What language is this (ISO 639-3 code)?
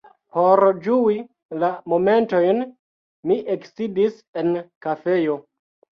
epo